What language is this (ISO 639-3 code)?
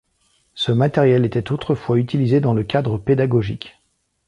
fra